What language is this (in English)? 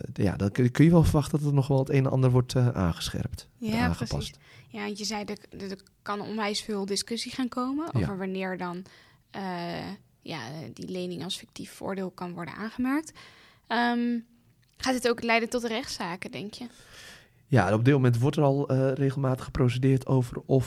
Dutch